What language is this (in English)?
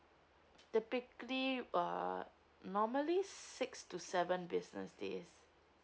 English